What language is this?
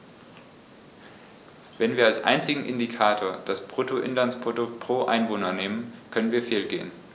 German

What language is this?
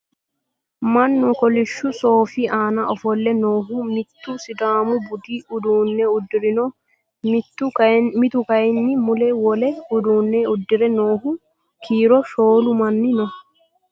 Sidamo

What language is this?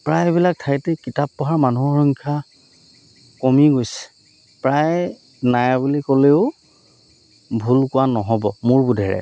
Assamese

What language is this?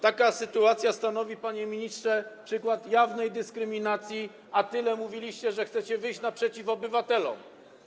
Polish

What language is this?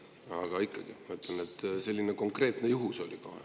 Estonian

